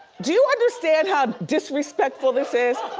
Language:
English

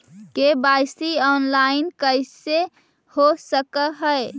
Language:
Magahi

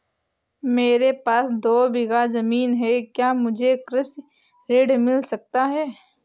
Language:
Hindi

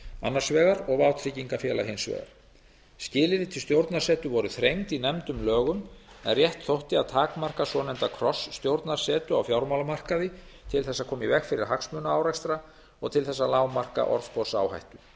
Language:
Icelandic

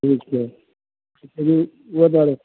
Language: Maithili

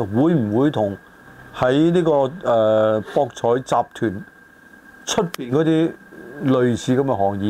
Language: Chinese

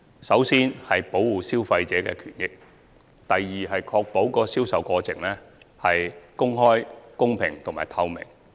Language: Cantonese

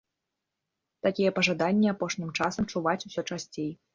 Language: Belarusian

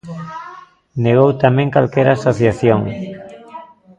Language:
Galician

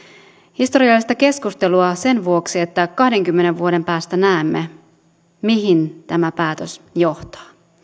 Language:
Finnish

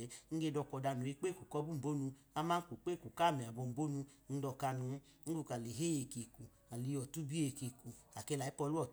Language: Idoma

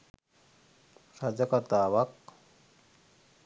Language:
Sinhala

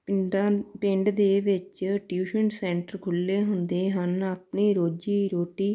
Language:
Punjabi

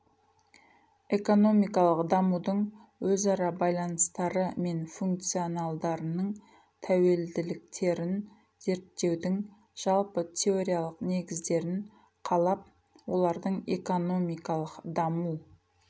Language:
Kazakh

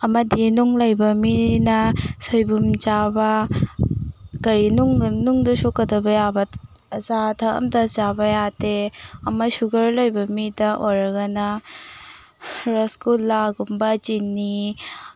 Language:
Manipuri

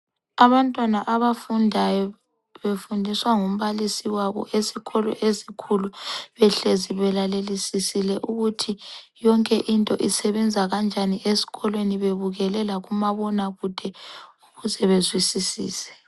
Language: North Ndebele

